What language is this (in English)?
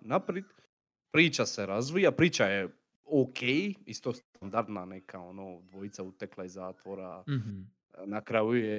Croatian